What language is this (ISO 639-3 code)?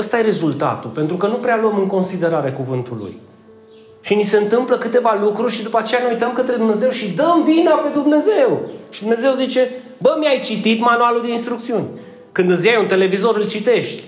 ron